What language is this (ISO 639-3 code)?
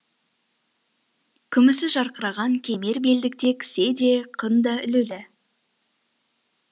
kaz